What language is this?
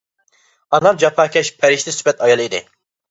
Uyghur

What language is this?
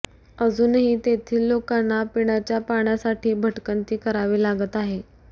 Marathi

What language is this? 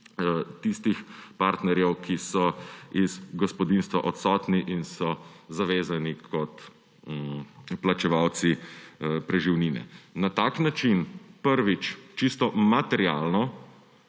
Slovenian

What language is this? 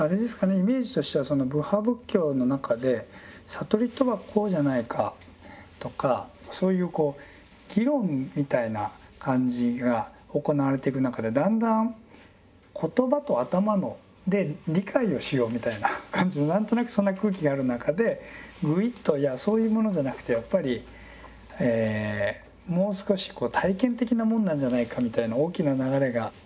Japanese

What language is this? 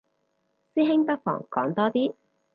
Cantonese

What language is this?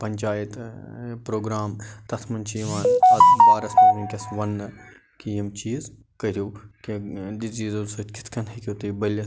Kashmiri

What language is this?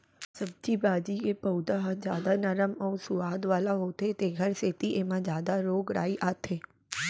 Chhattisgarhi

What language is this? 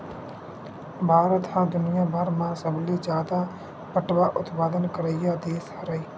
Chhattisgarhi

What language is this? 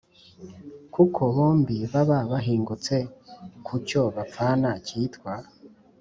Kinyarwanda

